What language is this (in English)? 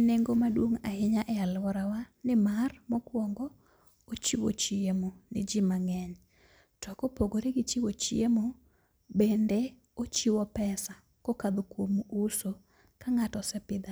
Luo (Kenya and Tanzania)